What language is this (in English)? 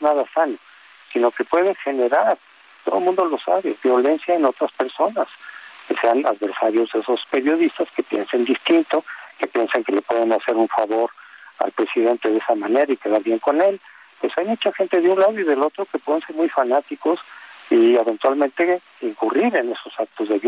Spanish